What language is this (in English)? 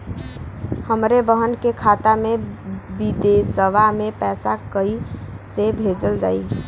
Bhojpuri